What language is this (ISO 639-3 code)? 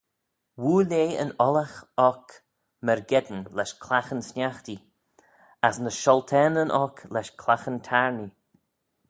glv